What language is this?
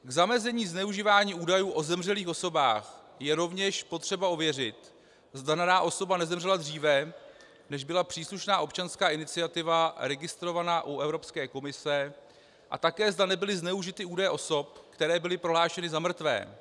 Czech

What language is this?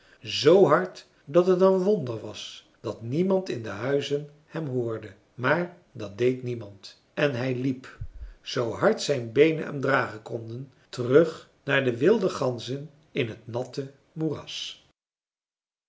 Dutch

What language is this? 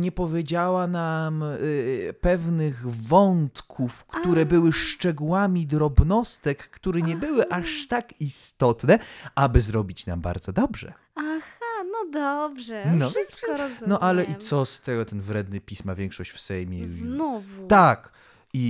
Polish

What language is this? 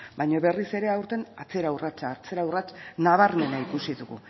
Basque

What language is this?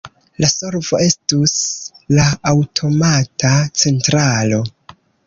Esperanto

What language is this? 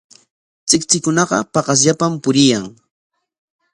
Corongo Ancash Quechua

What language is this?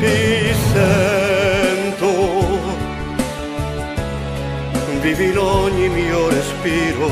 Romanian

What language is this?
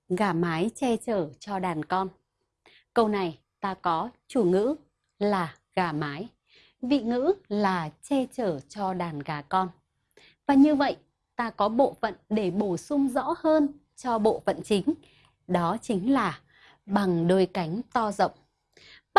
Vietnamese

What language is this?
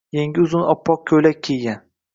Uzbek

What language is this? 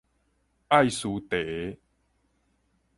Min Nan Chinese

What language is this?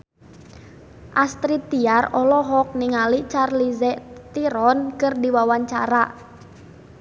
Sundanese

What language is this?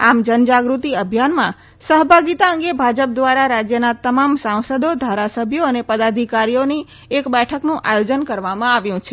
Gujarati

